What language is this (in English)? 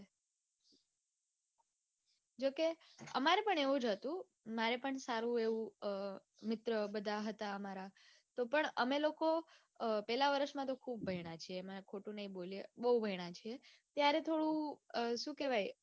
Gujarati